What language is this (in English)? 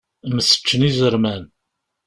Kabyle